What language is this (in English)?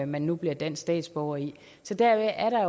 Danish